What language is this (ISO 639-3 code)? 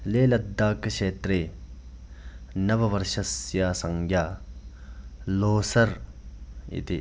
san